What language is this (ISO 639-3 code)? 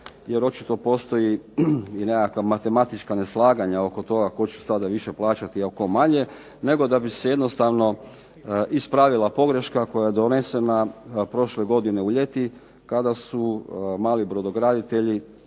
hrv